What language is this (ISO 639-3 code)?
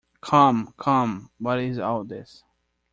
eng